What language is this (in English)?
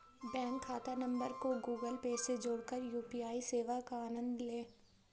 Hindi